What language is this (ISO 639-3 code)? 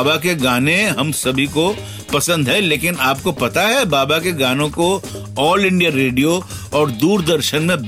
hin